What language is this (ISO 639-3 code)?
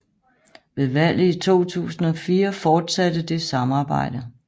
dan